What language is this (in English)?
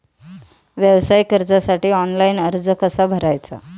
Marathi